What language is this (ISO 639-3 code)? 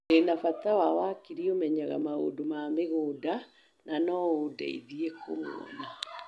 kik